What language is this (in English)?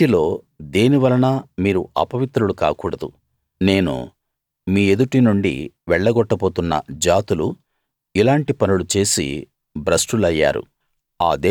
Telugu